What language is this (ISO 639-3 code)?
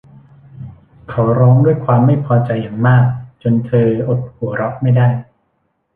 tha